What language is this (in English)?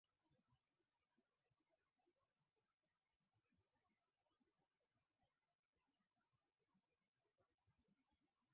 Swahili